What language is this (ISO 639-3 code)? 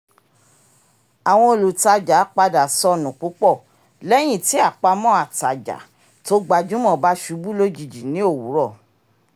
yor